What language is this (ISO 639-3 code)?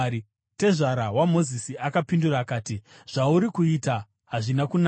sna